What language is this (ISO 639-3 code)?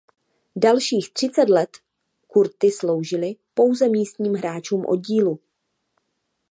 ces